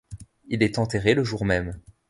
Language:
French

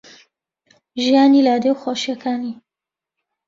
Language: Central Kurdish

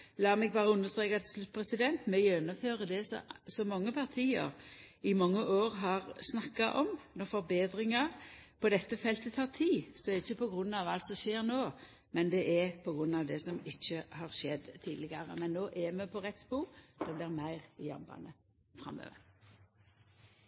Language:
Norwegian Nynorsk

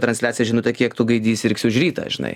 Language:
Lithuanian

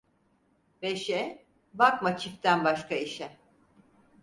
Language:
Turkish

